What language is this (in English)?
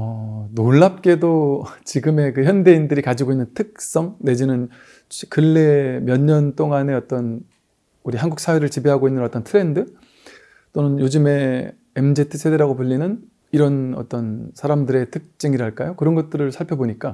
Korean